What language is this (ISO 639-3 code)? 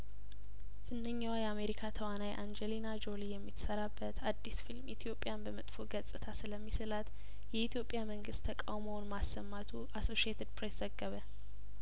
amh